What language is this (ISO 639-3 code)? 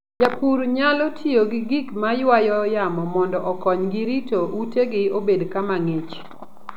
luo